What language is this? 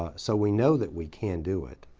English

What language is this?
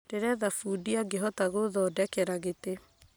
Kikuyu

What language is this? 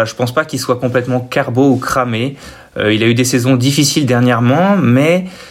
French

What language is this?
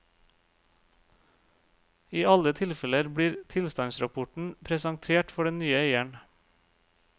Norwegian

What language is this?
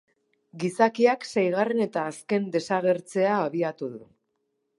Basque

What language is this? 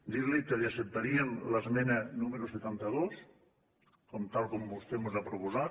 Catalan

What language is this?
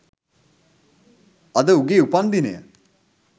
Sinhala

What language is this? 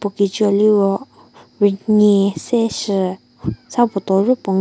Angami Naga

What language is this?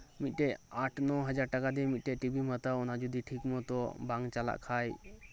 Santali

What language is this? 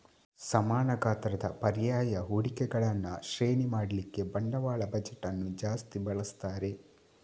Kannada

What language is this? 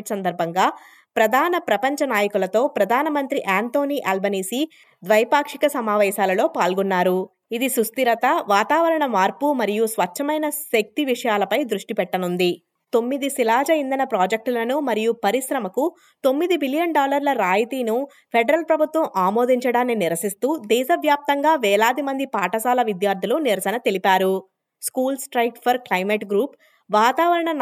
Telugu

